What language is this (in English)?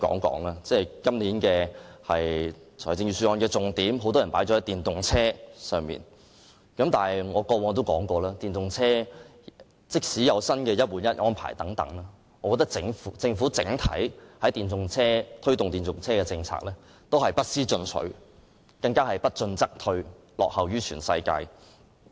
Cantonese